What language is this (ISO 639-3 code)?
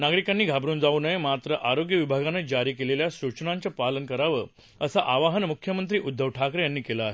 mar